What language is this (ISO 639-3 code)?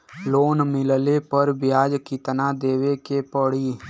bho